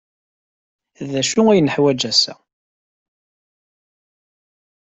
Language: Kabyle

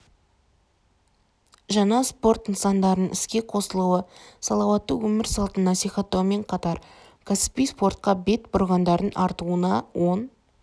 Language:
Kazakh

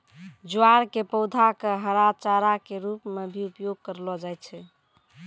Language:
Maithili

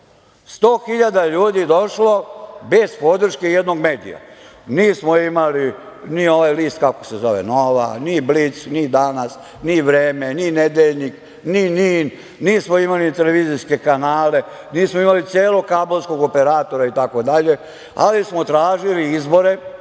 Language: Serbian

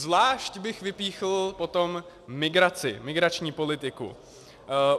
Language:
Czech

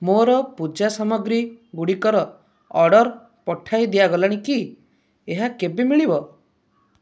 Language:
Odia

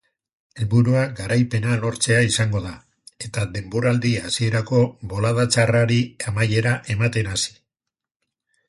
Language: Basque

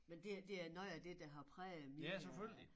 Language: Danish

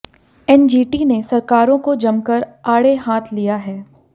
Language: Hindi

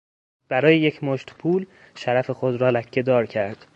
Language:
Persian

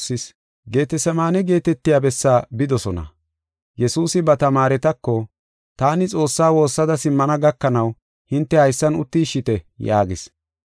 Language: Gofa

